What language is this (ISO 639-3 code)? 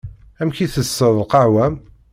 kab